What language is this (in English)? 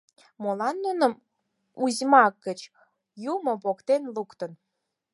Mari